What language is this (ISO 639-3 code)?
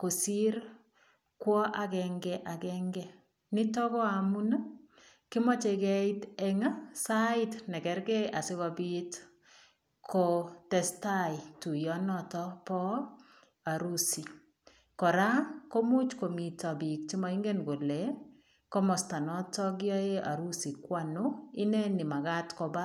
kln